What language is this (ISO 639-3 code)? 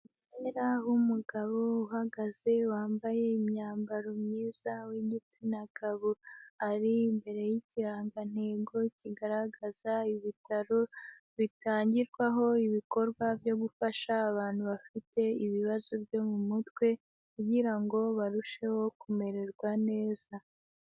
kin